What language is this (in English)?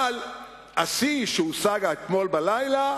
Hebrew